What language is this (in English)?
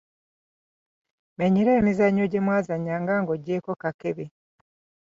Ganda